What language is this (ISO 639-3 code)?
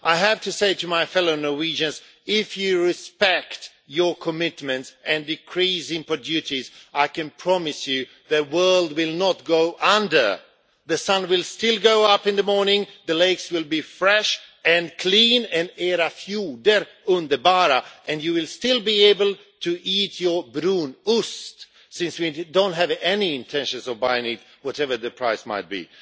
eng